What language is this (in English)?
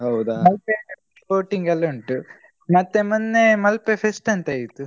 Kannada